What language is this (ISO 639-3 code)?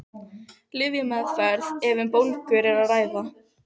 isl